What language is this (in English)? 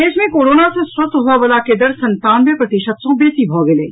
Maithili